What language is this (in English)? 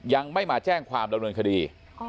Thai